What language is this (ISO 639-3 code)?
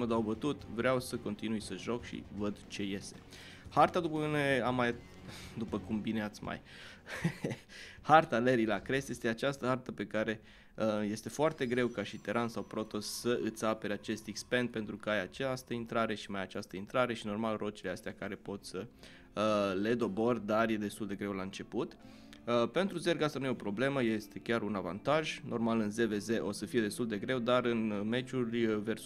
ron